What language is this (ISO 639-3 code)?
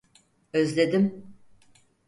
tur